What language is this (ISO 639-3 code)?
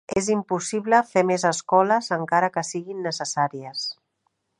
cat